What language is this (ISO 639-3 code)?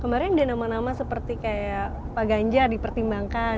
ind